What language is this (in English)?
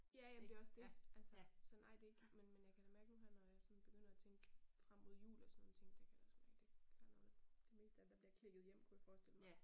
Danish